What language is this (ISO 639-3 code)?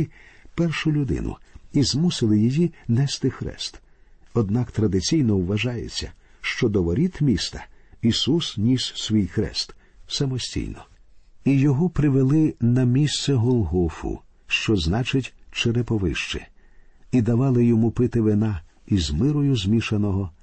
ukr